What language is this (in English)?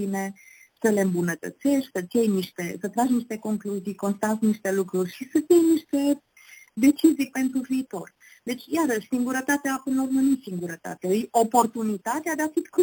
Romanian